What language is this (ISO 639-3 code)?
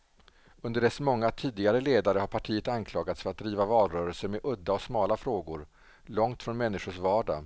swe